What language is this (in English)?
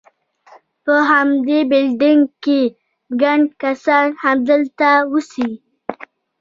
Pashto